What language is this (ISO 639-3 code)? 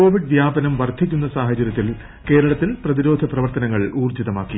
mal